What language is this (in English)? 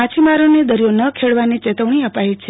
Gujarati